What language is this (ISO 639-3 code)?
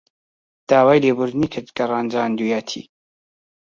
ckb